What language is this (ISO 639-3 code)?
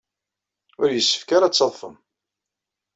kab